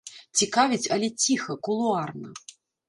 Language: Belarusian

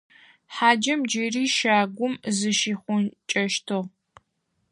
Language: Adyghe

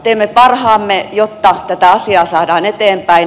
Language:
Finnish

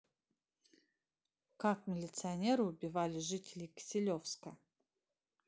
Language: Russian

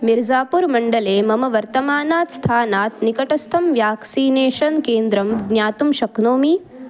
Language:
Sanskrit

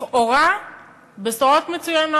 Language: Hebrew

